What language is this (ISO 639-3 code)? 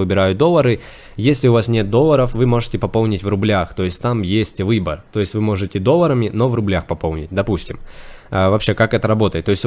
rus